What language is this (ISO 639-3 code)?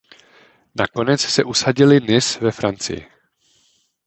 ces